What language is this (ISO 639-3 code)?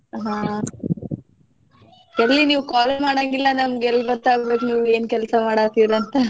kan